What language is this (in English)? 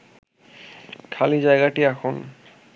Bangla